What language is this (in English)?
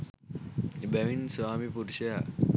Sinhala